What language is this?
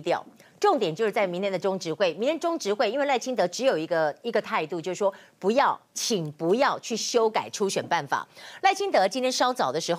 Chinese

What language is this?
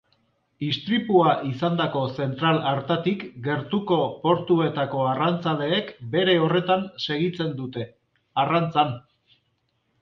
Basque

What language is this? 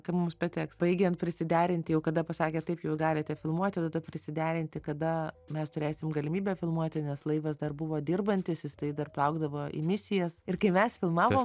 Lithuanian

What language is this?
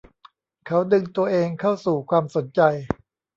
Thai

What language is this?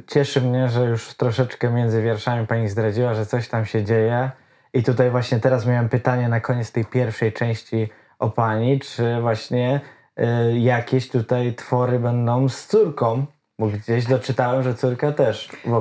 Polish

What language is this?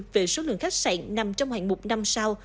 Vietnamese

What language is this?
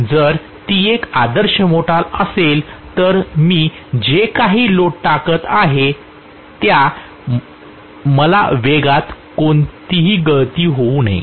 Marathi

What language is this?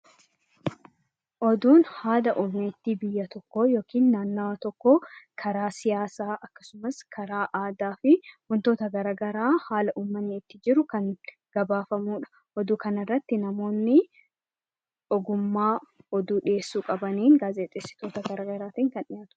Oromo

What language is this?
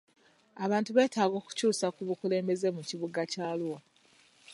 Ganda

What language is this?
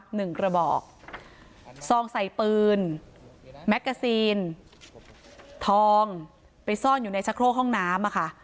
Thai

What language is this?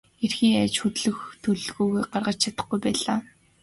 Mongolian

